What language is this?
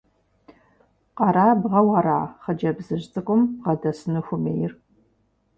Kabardian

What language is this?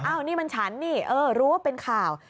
Thai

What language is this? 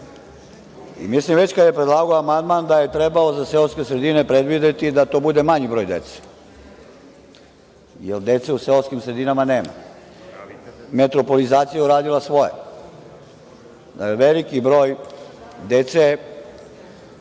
Serbian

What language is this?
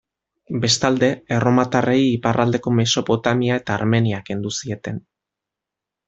Basque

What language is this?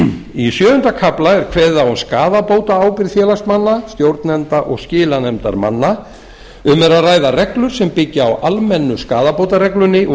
Icelandic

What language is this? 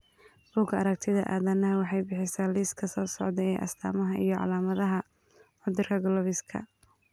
Somali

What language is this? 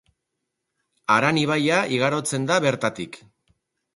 Basque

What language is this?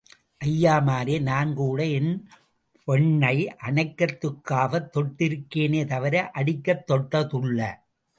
Tamil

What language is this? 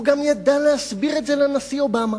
Hebrew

